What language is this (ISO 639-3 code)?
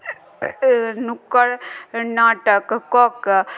mai